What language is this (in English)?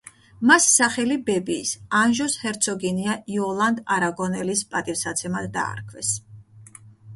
Georgian